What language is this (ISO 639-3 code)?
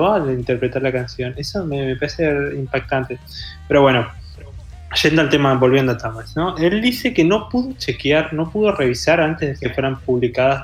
spa